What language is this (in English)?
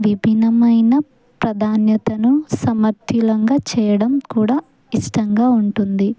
Telugu